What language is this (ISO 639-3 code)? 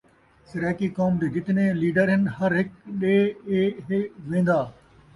skr